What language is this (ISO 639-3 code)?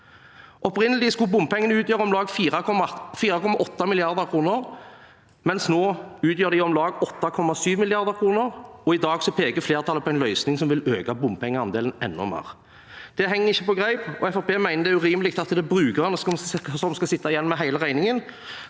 nor